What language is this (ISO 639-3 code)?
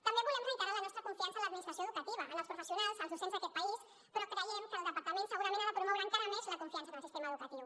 cat